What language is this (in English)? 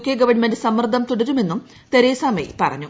Malayalam